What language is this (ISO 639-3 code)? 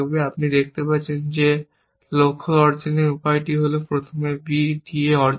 ben